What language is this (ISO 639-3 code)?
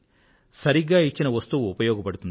tel